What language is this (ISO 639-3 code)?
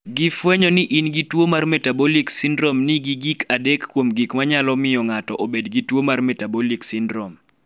luo